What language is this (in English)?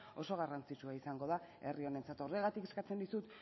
Basque